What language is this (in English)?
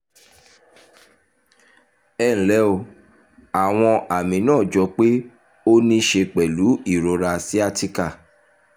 Yoruba